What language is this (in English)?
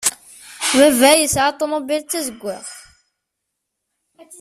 Kabyle